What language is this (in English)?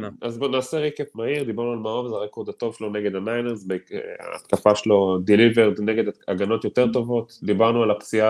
Hebrew